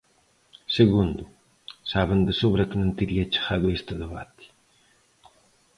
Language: Galician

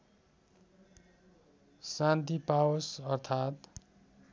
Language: Nepali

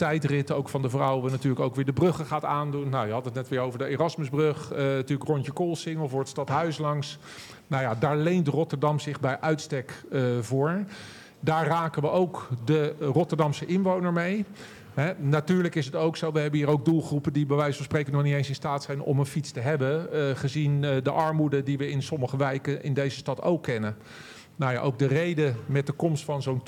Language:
Dutch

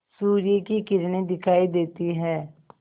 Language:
Hindi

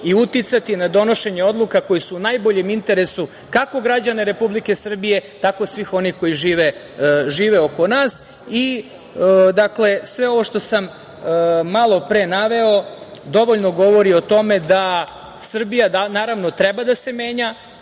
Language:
Serbian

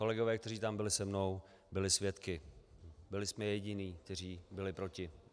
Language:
Czech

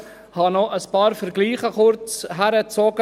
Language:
Swiss German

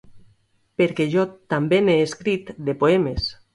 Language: Catalan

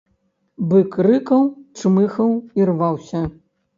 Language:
Belarusian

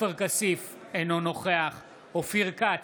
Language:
Hebrew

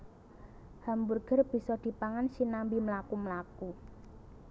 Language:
Javanese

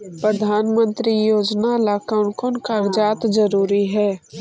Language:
Magahi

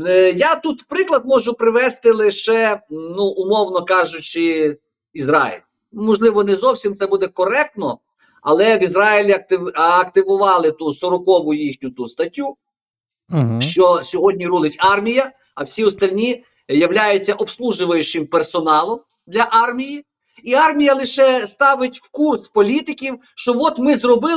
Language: Ukrainian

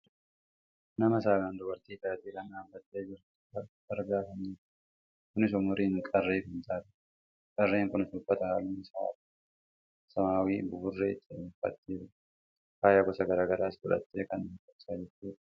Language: Oromo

